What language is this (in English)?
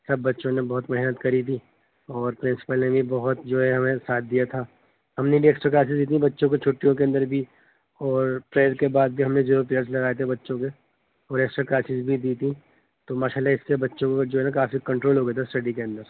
Urdu